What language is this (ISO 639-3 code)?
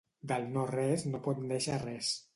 cat